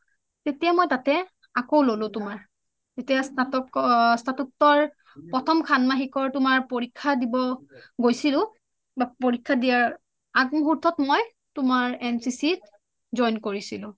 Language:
Assamese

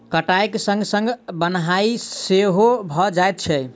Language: Maithili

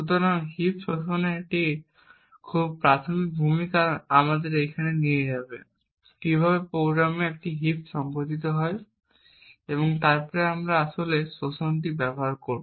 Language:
Bangla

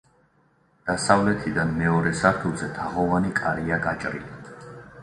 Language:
Georgian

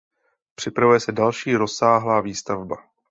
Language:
Czech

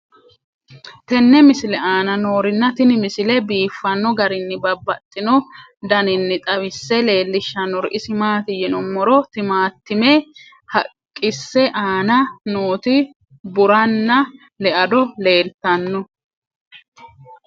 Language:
Sidamo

